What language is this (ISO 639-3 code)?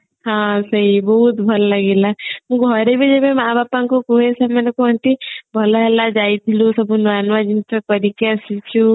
ori